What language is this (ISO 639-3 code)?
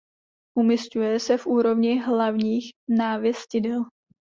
ces